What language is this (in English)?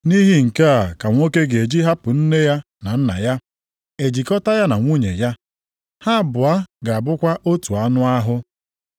Igbo